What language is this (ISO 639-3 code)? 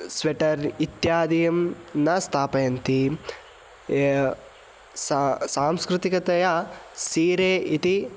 san